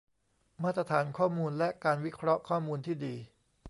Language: Thai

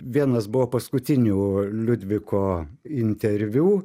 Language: Lithuanian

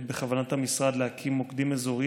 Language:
Hebrew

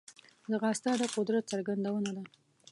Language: Pashto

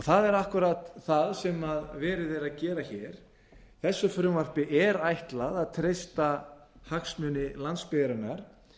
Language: Icelandic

